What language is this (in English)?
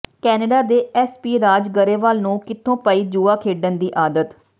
Punjabi